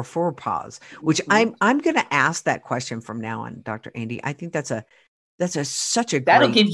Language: English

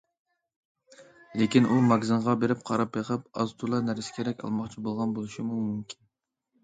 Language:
Uyghur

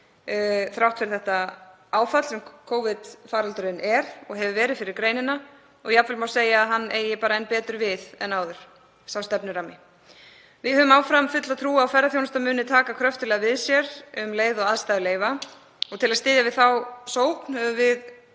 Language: Icelandic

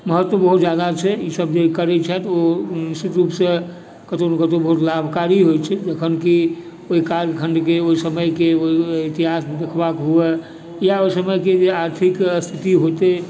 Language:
Maithili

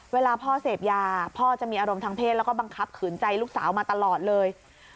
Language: Thai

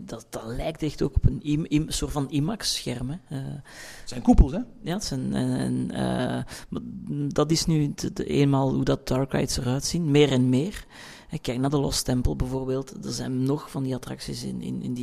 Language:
Dutch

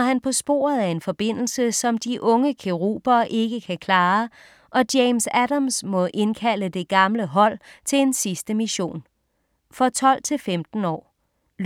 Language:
Danish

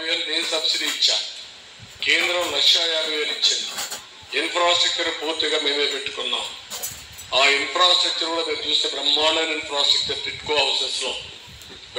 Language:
Telugu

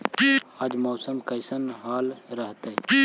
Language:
Magahi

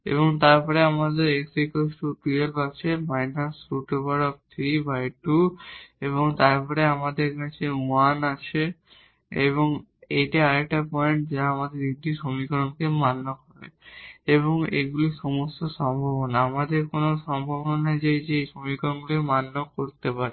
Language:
Bangla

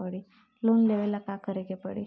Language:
Bhojpuri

